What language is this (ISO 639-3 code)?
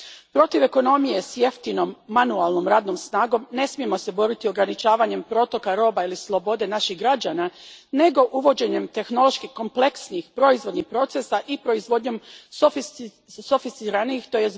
hrv